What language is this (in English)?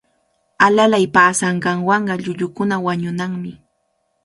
Cajatambo North Lima Quechua